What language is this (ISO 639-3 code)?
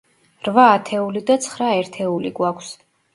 kat